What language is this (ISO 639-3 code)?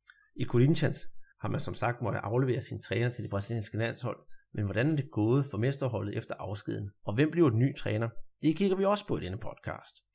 dan